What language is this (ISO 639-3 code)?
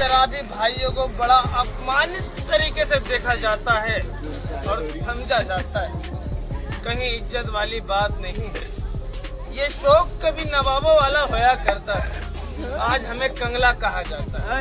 hin